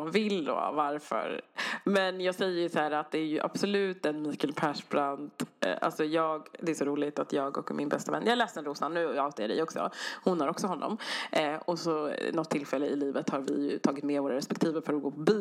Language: Swedish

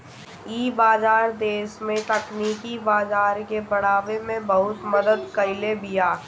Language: Bhojpuri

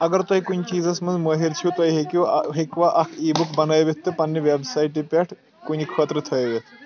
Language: Kashmiri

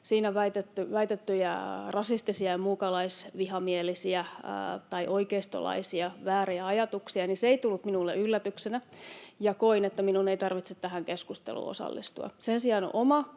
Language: Finnish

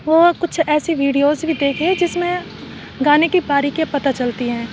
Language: Urdu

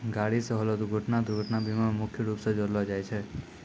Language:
Maithili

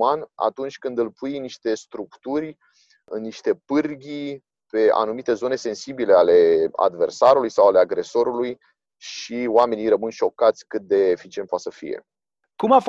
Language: Romanian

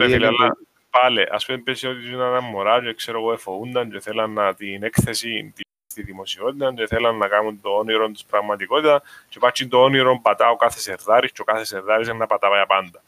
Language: Greek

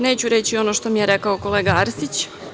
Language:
Serbian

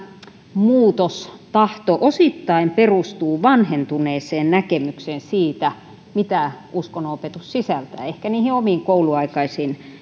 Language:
Finnish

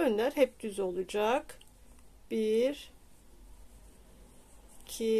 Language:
Turkish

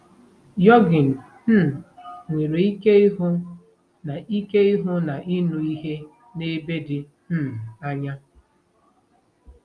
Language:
Igbo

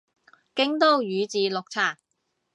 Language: Cantonese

